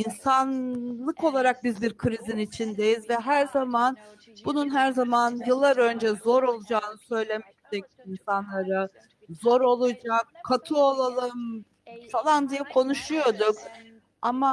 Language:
Turkish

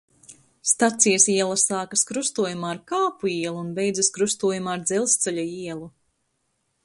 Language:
Latvian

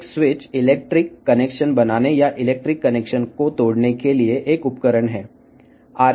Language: Telugu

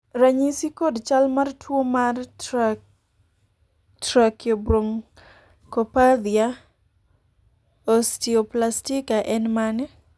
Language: Luo (Kenya and Tanzania)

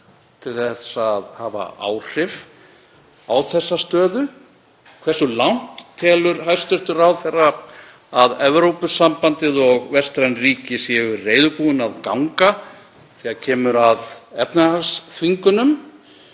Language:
Icelandic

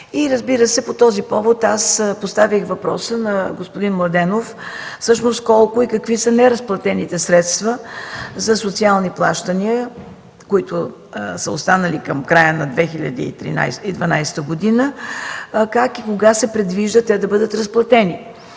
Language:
Bulgarian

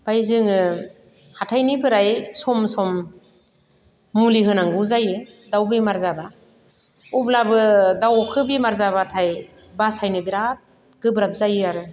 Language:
Bodo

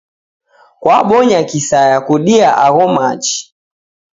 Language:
Taita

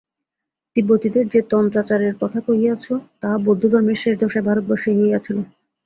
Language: Bangla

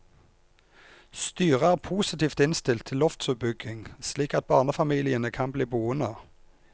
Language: Norwegian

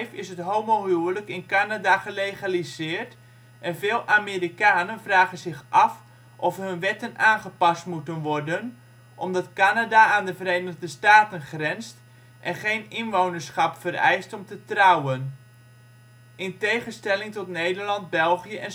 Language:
Dutch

